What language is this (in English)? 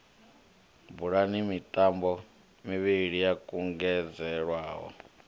Venda